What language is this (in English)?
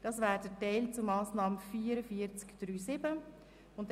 Swiss German